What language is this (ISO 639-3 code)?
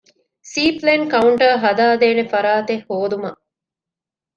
div